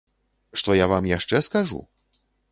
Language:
Belarusian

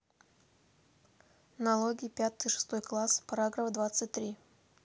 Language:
Russian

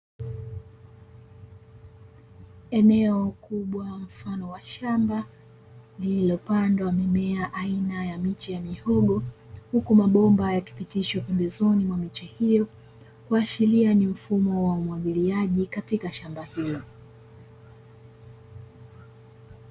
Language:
Swahili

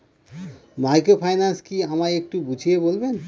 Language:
Bangla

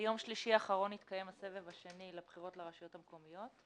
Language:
Hebrew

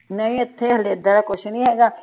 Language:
Punjabi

